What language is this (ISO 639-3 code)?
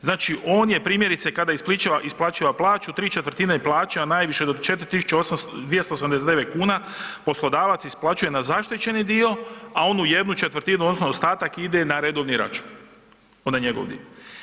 hrv